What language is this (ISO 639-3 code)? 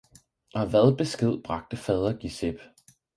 dan